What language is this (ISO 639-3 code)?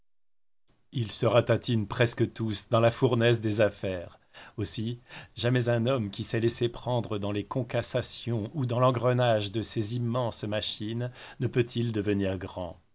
fra